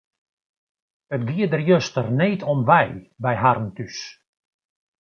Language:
Western Frisian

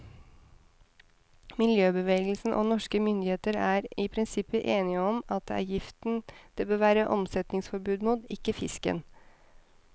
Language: Norwegian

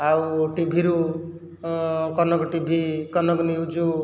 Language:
Odia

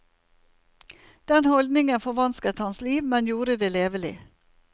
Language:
Norwegian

